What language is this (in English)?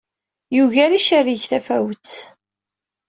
Kabyle